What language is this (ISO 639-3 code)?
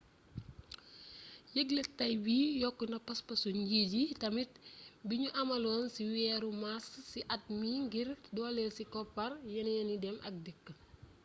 wol